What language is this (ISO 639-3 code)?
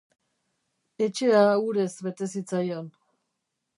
eus